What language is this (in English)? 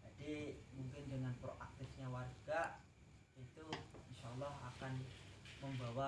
Indonesian